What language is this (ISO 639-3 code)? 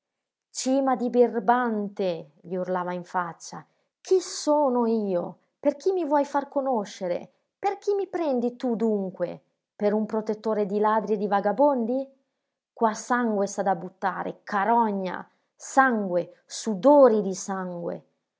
ita